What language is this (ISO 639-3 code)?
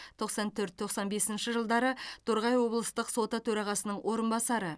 kaz